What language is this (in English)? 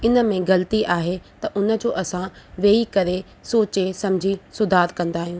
Sindhi